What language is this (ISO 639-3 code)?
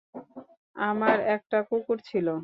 ben